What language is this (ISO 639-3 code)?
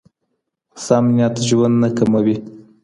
pus